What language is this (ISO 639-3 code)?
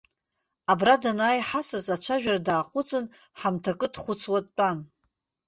abk